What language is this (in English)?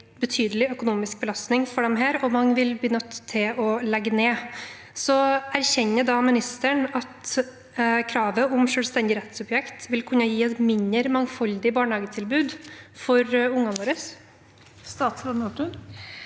Norwegian